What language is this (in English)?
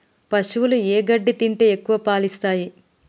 Telugu